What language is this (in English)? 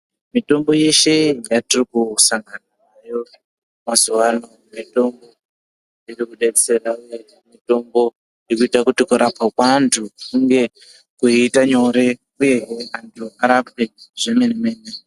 Ndau